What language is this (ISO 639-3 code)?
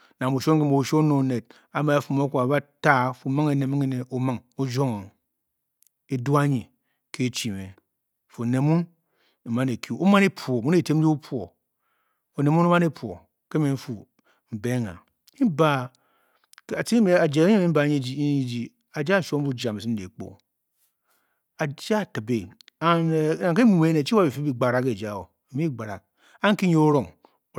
bky